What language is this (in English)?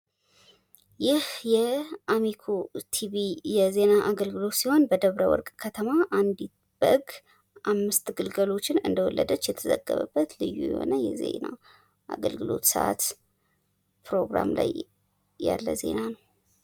Amharic